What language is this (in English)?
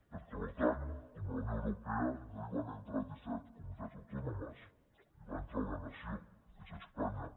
Catalan